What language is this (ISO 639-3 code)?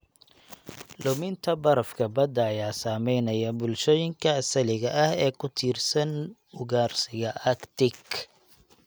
som